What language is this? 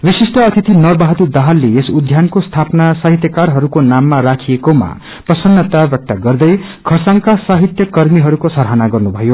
Nepali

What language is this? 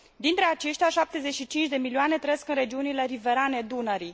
Romanian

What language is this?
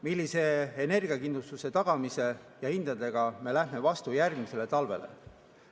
Estonian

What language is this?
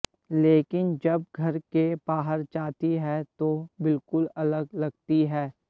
Hindi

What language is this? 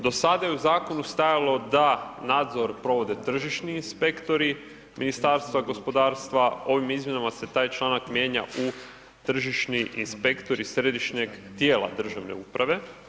Croatian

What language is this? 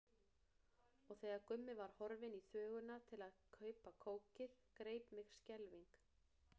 Icelandic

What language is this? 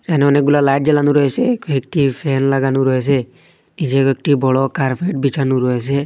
Bangla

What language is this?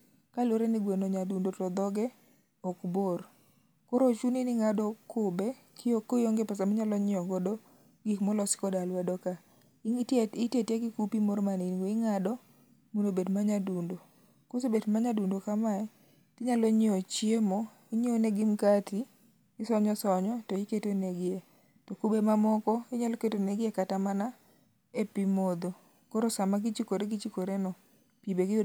Luo (Kenya and Tanzania)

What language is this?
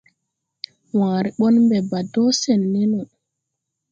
Tupuri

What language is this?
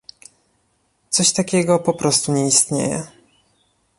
Polish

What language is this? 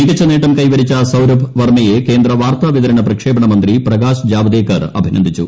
Malayalam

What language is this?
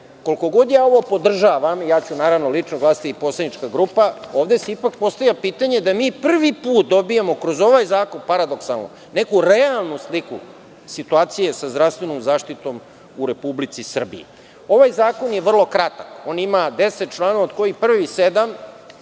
Serbian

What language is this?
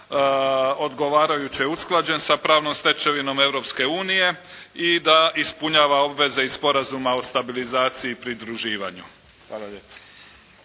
Croatian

